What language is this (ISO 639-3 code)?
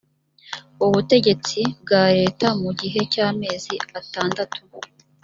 kin